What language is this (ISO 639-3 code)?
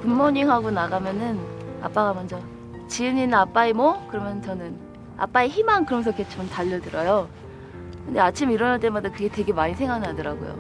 kor